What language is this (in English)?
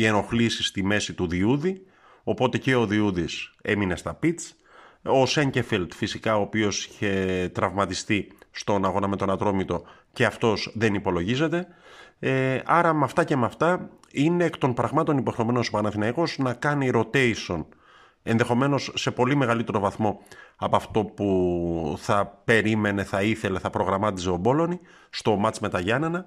Greek